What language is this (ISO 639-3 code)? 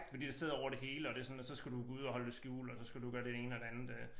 dan